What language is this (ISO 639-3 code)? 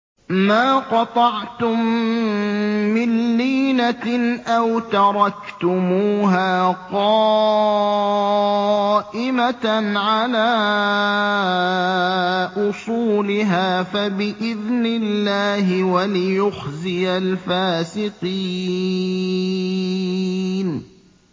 ara